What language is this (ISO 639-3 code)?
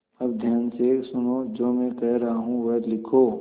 hin